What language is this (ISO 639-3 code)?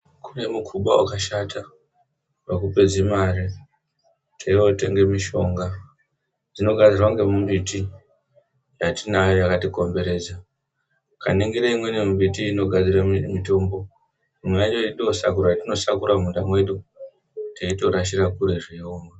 ndc